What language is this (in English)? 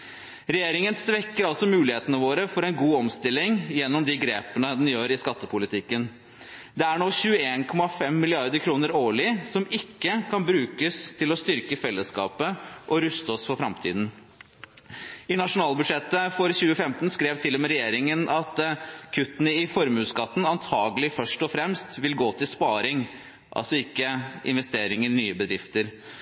Norwegian Bokmål